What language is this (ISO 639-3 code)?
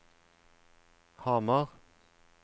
nor